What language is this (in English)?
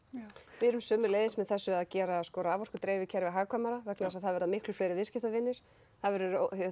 Icelandic